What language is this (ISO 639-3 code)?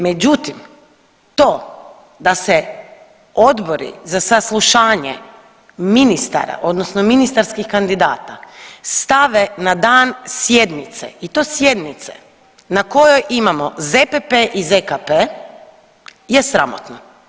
hrv